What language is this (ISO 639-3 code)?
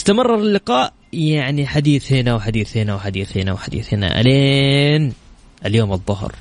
ara